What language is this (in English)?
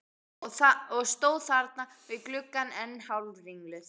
Icelandic